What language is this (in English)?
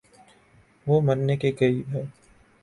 Urdu